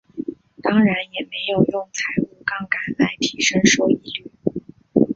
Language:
Chinese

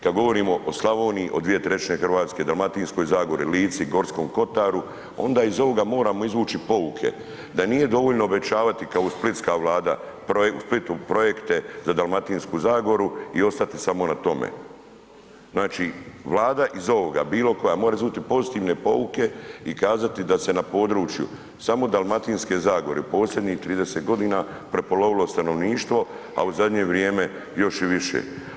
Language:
Croatian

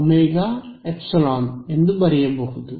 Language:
Kannada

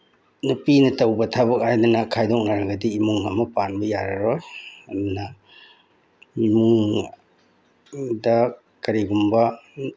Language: Manipuri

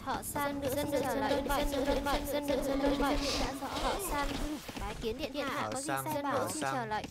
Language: Vietnamese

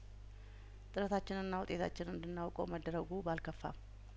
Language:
Amharic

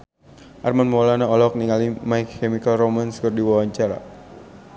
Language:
Sundanese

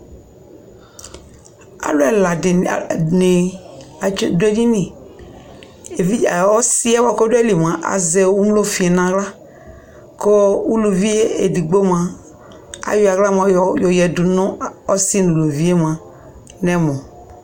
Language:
Ikposo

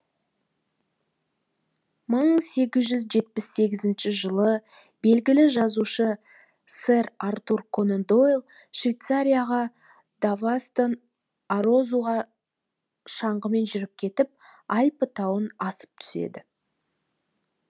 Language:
Kazakh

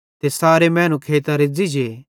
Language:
Bhadrawahi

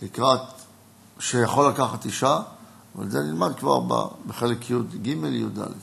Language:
Hebrew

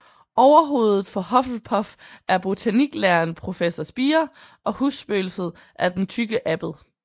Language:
Danish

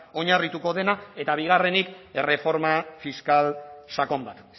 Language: Basque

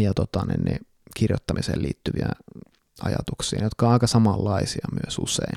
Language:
Finnish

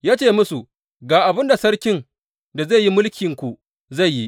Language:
Hausa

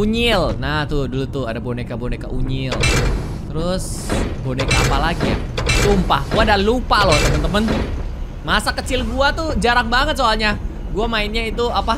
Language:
Indonesian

